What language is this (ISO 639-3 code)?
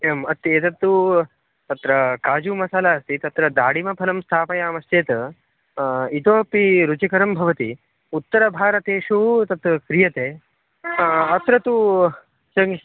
san